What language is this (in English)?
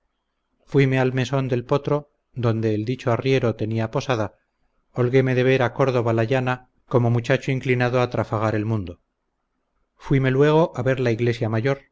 Spanish